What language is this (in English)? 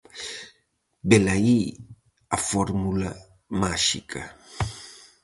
Galician